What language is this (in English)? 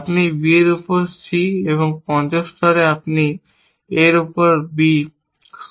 Bangla